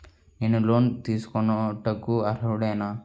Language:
Telugu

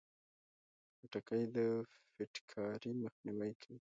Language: Pashto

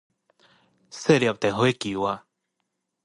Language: Min Nan Chinese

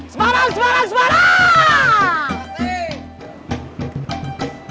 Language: Indonesian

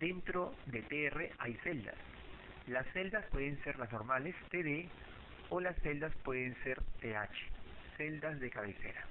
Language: Spanish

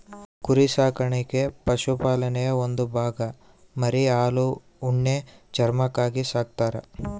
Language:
Kannada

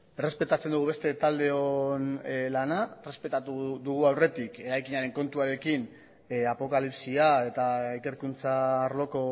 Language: Basque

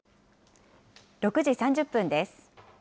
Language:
Japanese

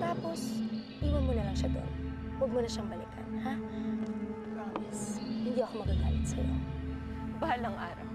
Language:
Filipino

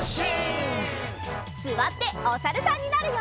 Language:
Japanese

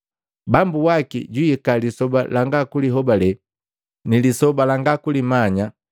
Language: Matengo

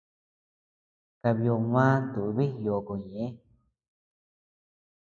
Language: Tepeuxila Cuicatec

